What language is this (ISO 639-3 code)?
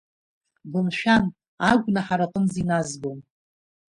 abk